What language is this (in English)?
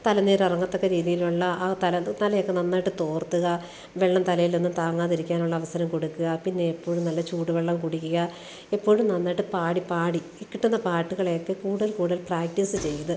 Malayalam